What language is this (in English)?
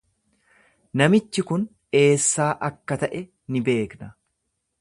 Oromo